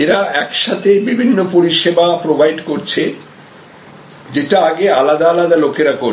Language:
Bangla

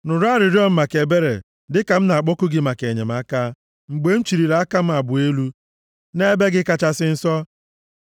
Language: Igbo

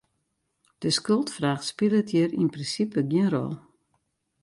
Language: Western Frisian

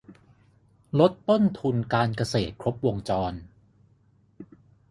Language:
Thai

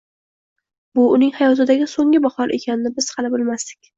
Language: Uzbek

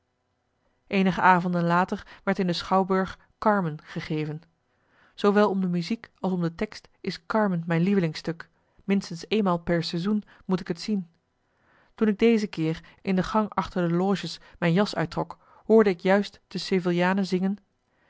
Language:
Dutch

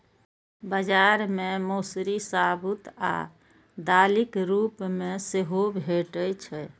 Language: Maithili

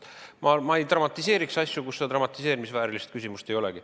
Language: Estonian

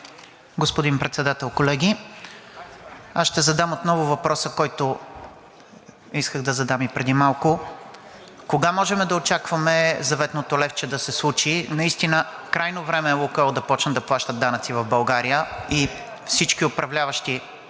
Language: Bulgarian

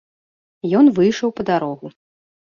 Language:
Belarusian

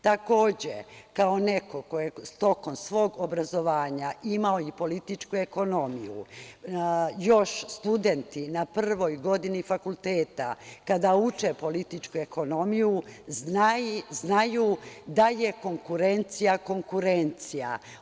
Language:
Serbian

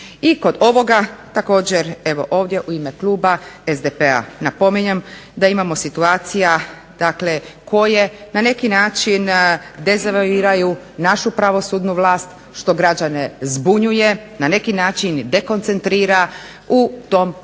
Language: Croatian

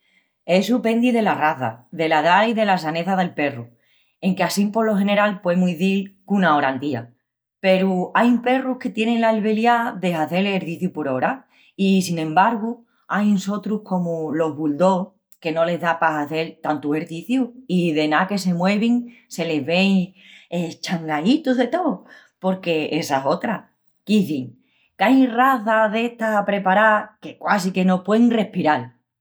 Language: Extremaduran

